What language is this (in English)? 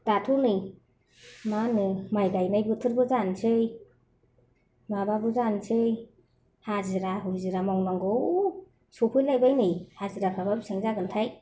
Bodo